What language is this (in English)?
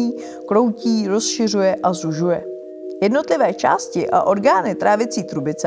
Czech